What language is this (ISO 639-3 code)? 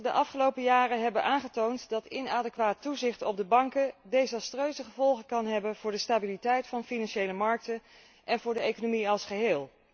nld